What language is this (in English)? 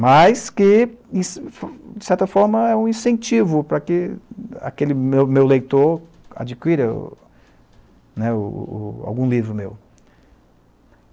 Portuguese